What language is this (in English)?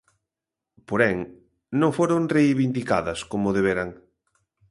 Galician